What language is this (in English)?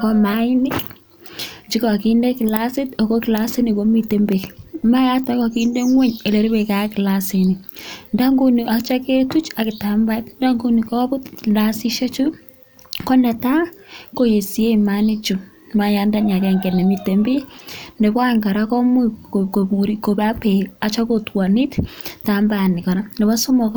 Kalenjin